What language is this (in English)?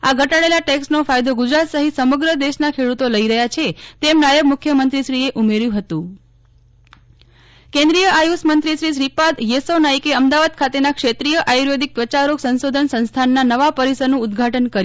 Gujarati